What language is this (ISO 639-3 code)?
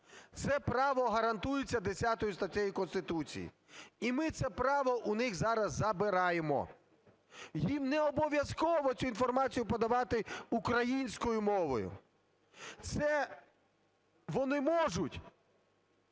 ukr